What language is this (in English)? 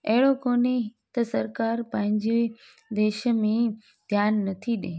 Sindhi